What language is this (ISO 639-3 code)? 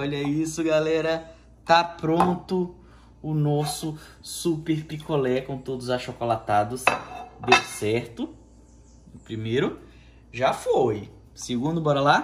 por